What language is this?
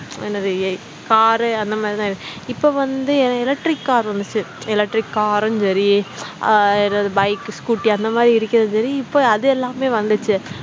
Tamil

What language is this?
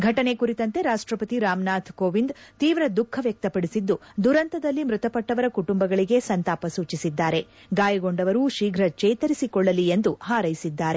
Kannada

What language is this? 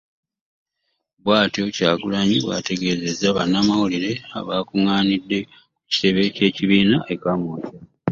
Ganda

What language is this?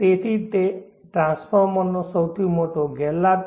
Gujarati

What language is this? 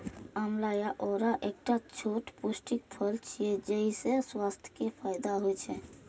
Maithili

